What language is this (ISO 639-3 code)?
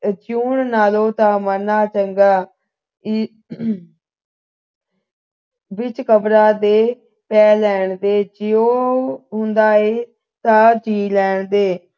pan